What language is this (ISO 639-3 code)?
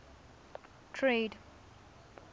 tsn